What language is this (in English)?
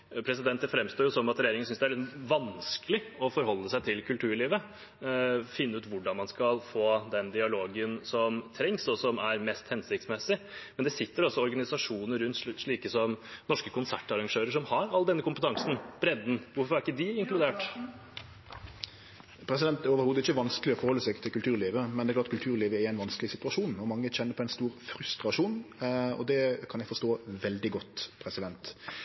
Norwegian